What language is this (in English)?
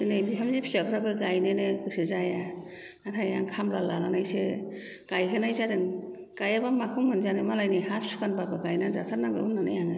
Bodo